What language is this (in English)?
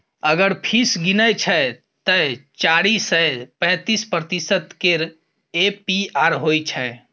Maithili